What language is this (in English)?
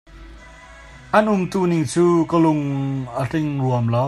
Hakha Chin